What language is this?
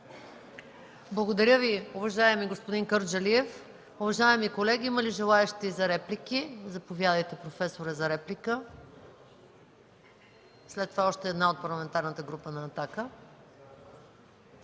Bulgarian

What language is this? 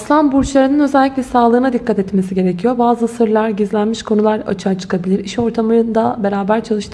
Turkish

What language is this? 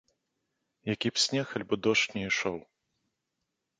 Belarusian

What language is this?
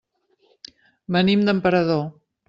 Catalan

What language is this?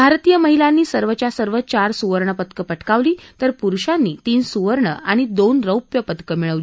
Marathi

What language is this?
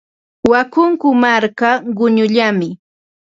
Ambo-Pasco Quechua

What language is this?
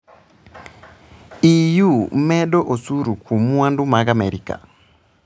Luo (Kenya and Tanzania)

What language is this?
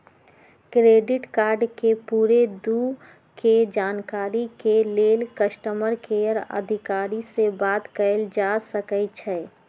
Magahi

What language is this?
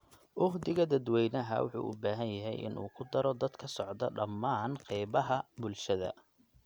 Somali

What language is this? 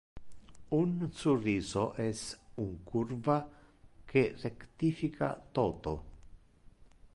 Interlingua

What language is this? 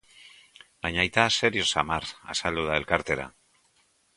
Basque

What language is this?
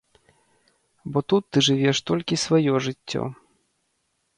Belarusian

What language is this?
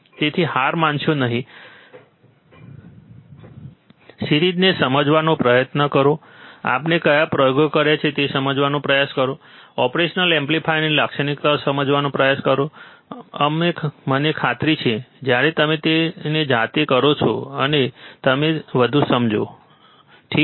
Gujarati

